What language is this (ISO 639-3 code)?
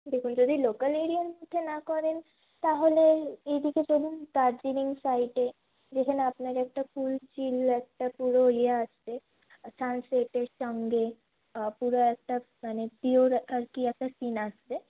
ben